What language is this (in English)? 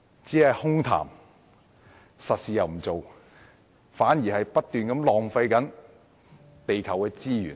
Cantonese